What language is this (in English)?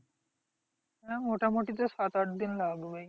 Bangla